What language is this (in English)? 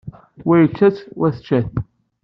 Kabyle